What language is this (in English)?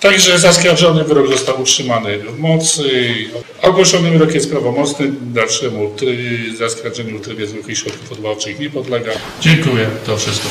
Polish